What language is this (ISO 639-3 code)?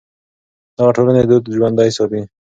pus